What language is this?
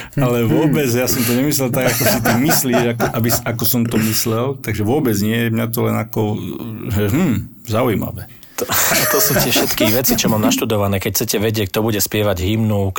Slovak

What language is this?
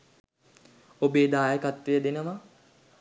Sinhala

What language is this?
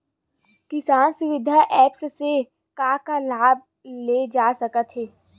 Chhattisgarhi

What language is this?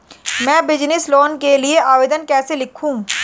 Hindi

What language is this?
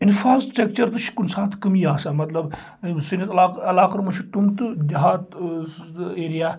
Kashmiri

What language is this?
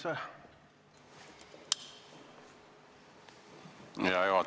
Estonian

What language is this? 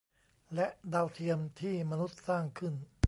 Thai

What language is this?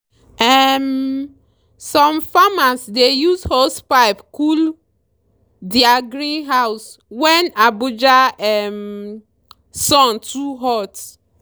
Nigerian Pidgin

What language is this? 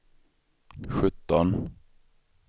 Swedish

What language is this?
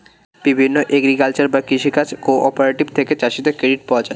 Bangla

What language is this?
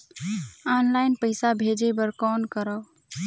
Chhattisgarhi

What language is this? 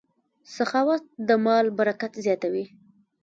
Pashto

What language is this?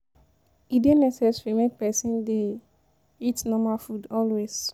Nigerian Pidgin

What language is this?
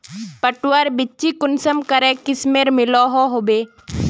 Magahi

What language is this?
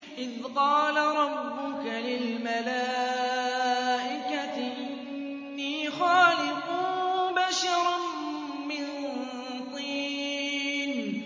Arabic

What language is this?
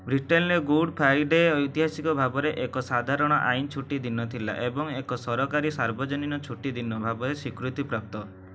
Odia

